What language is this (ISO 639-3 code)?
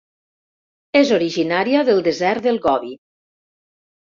cat